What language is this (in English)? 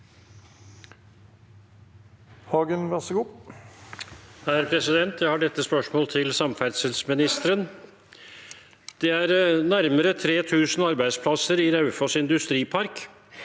Norwegian